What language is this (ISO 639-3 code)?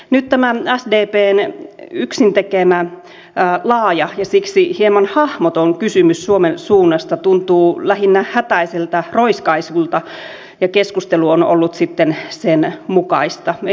fin